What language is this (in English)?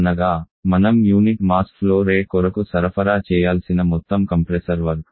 Telugu